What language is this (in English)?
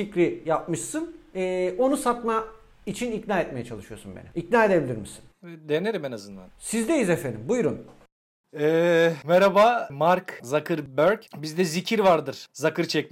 Turkish